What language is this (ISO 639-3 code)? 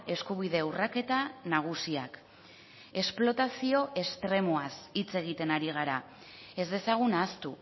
eus